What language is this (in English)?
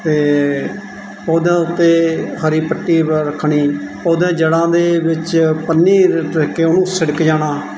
Punjabi